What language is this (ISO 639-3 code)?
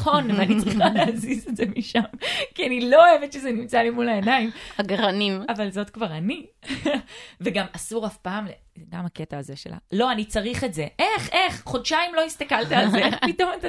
heb